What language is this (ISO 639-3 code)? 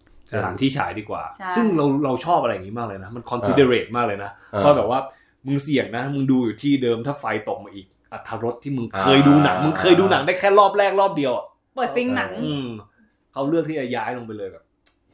tha